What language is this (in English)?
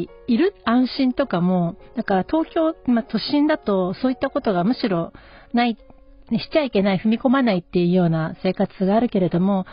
Japanese